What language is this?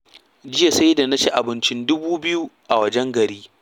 Hausa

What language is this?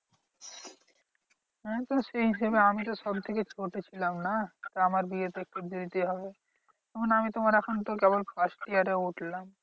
Bangla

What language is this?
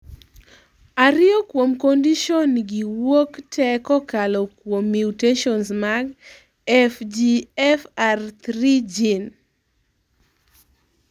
Luo (Kenya and Tanzania)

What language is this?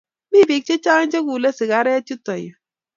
Kalenjin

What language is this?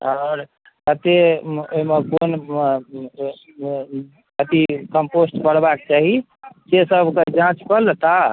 Maithili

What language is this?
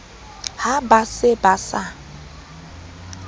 Southern Sotho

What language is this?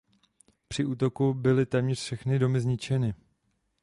Czech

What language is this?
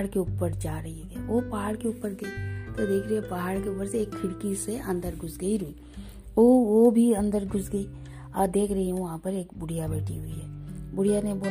Hindi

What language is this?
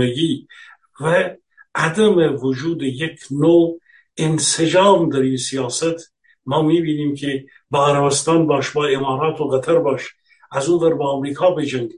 Persian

